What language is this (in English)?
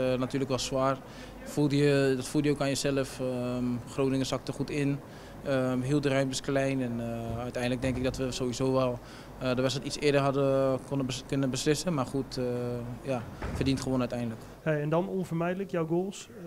Dutch